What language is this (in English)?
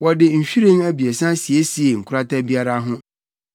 Akan